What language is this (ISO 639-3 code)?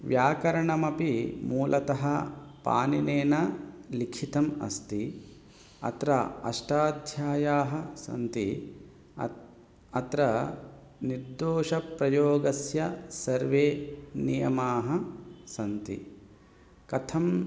san